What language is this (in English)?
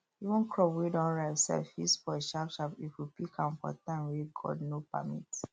Nigerian Pidgin